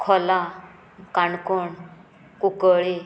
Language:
Konkani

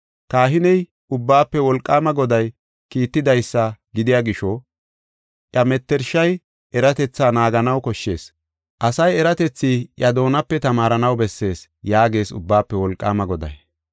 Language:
Gofa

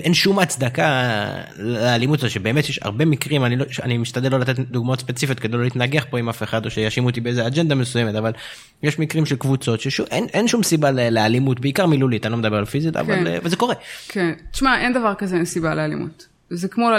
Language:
Hebrew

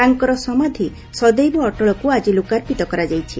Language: Odia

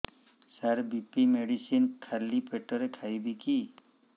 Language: Odia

